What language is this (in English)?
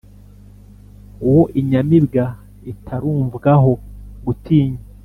Kinyarwanda